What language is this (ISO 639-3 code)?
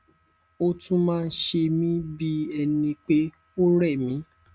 yor